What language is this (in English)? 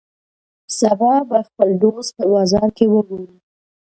Pashto